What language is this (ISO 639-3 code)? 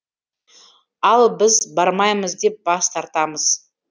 kaz